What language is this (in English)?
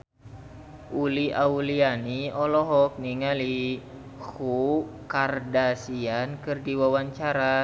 Sundanese